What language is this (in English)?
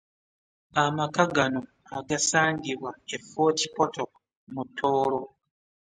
Ganda